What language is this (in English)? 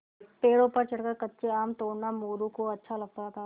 Hindi